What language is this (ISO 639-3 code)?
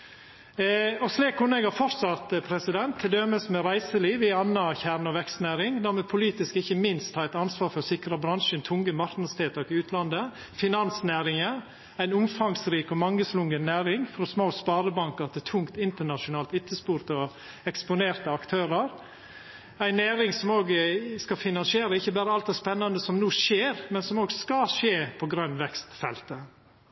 nno